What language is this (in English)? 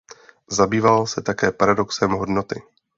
Czech